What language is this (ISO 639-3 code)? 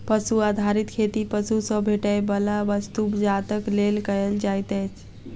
mai